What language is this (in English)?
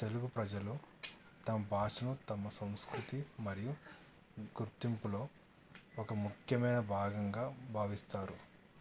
Telugu